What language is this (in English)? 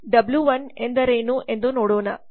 Kannada